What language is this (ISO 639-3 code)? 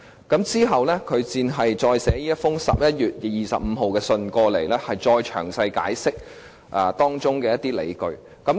yue